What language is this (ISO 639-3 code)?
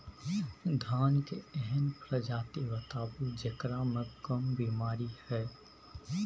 mai